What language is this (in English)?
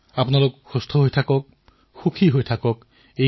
Assamese